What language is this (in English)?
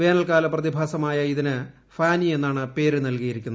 Malayalam